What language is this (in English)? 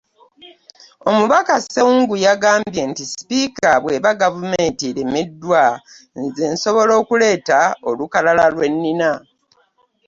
Ganda